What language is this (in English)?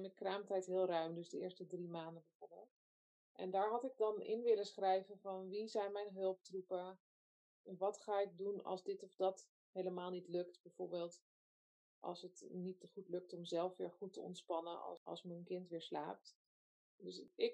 Dutch